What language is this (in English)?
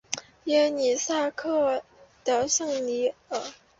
Chinese